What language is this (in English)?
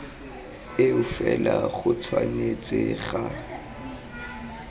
Tswana